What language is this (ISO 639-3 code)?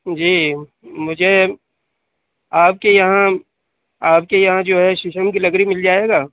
urd